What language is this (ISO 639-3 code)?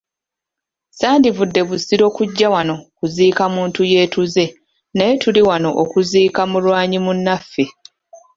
lug